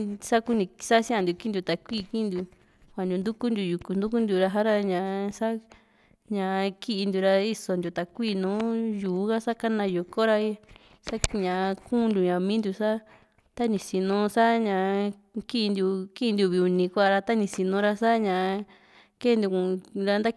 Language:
Juxtlahuaca Mixtec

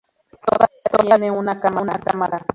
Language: Spanish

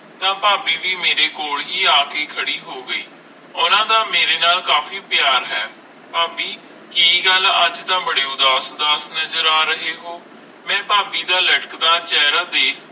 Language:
Punjabi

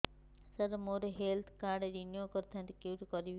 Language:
Odia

